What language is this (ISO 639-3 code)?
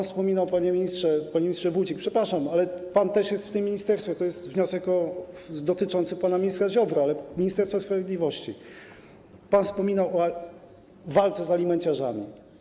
pol